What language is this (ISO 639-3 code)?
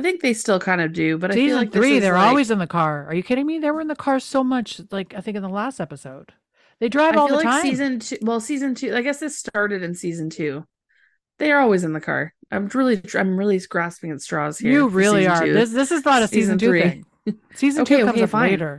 eng